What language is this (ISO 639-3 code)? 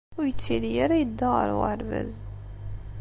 kab